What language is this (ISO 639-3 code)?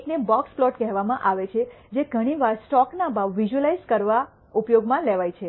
guj